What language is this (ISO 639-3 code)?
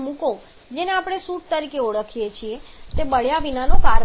guj